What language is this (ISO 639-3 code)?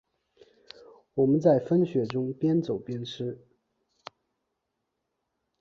zho